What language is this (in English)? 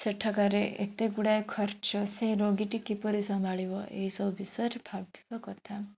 Odia